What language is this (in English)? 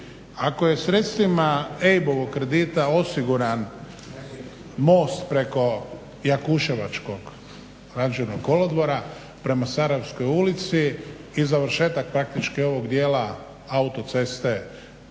Croatian